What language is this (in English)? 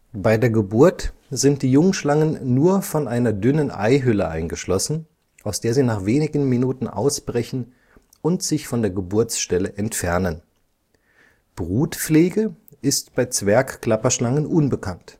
German